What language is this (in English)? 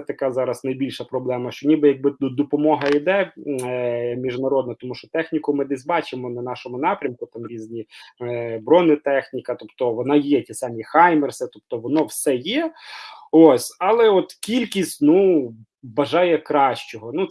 Ukrainian